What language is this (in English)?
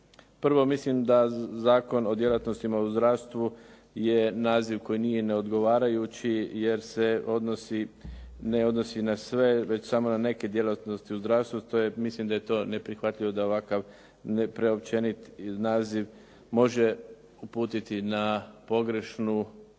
Croatian